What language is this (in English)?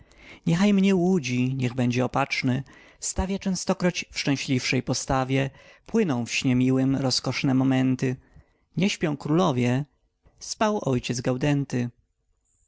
Polish